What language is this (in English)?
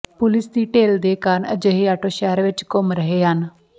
Punjabi